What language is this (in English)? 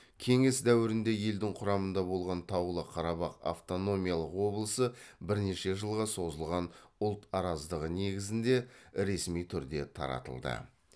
Kazakh